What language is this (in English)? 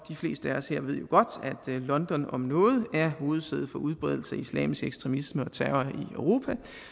Danish